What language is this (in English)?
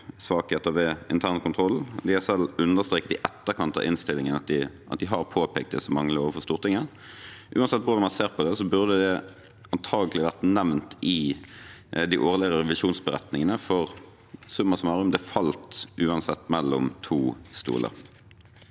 Norwegian